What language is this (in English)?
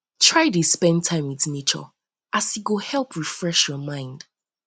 Nigerian Pidgin